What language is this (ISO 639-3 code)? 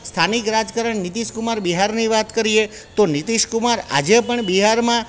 guj